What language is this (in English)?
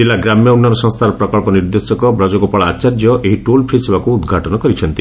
Odia